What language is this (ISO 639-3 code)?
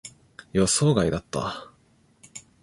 jpn